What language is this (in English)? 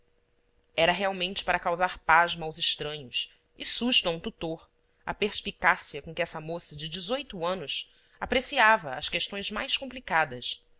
Portuguese